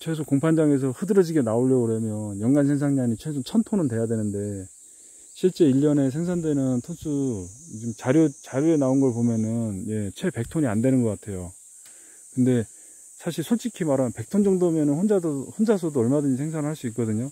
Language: Korean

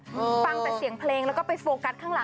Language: Thai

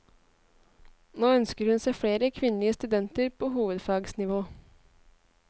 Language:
Norwegian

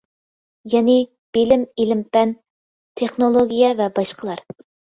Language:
Uyghur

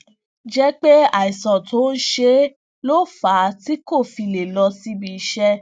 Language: Yoruba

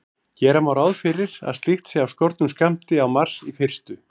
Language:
Icelandic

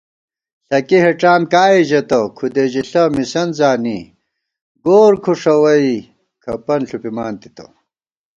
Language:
Gawar-Bati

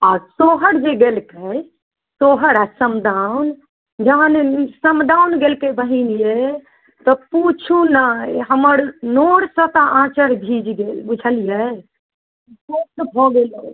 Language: Maithili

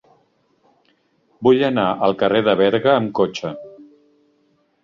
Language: Catalan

